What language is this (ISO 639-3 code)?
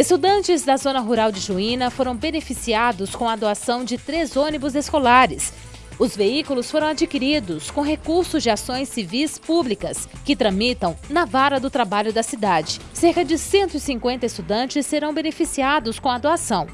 por